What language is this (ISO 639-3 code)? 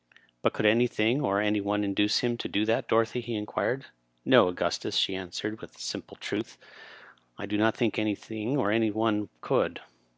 eng